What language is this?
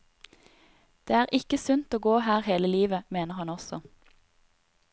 Norwegian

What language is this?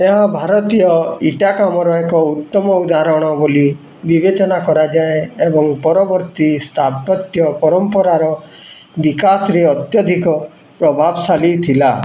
Odia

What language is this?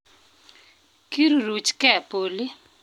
Kalenjin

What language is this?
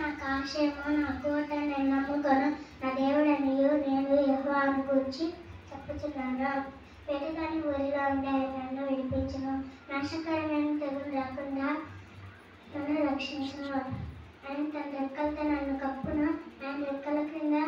Indonesian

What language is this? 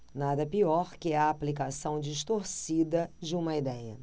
Portuguese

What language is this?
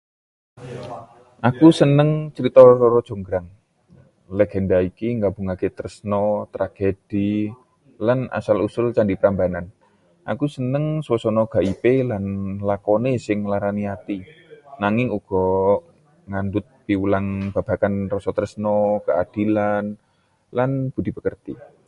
Javanese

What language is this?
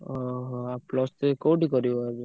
Odia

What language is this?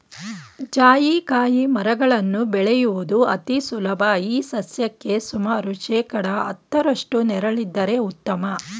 Kannada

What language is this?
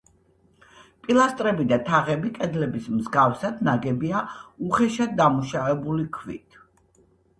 Georgian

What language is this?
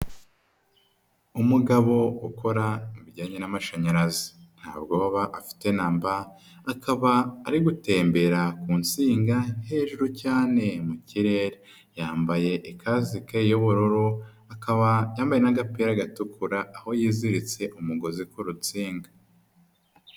Kinyarwanda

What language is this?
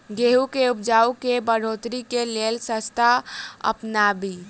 Maithili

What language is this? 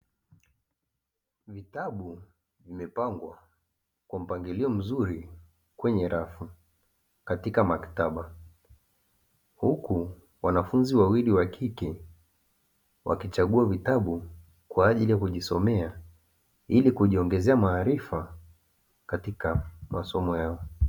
Swahili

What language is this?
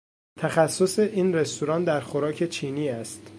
Persian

